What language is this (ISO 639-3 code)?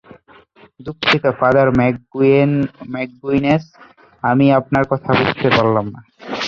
ben